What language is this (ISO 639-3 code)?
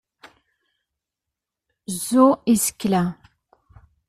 kab